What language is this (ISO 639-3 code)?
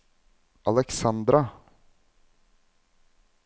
nor